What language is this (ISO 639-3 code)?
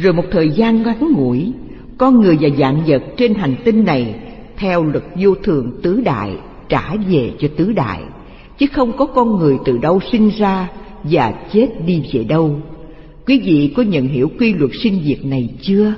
vie